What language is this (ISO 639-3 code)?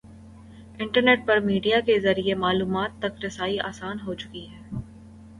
urd